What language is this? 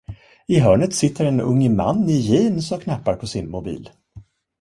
Swedish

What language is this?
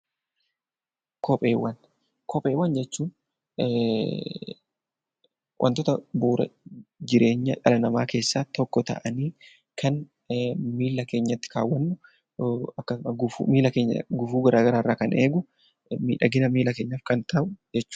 Oromo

